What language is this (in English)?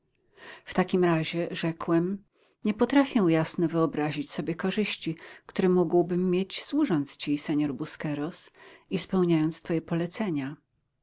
Polish